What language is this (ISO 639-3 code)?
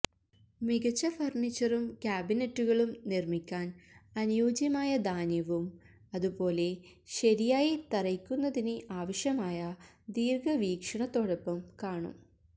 mal